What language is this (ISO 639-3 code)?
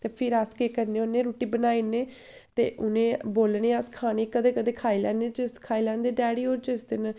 doi